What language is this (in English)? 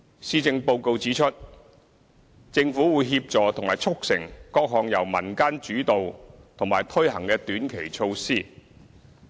Cantonese